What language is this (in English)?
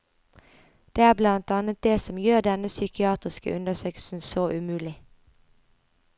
Norwegian